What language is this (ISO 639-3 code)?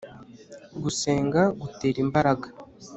kin